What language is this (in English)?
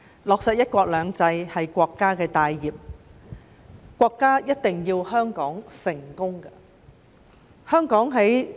Cantonese